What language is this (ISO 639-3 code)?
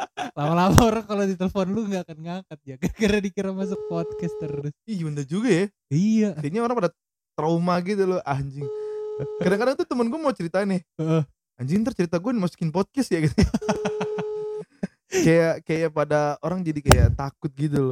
ind